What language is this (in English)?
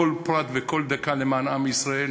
Hebrew